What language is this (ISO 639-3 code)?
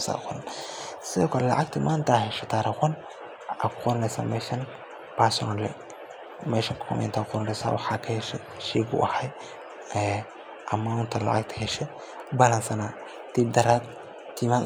som